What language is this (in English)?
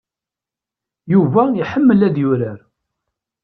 Kabyle